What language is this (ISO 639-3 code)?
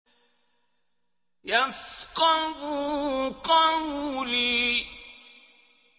ara